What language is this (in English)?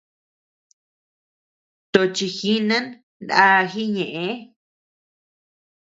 Tepeuxila Cuicatec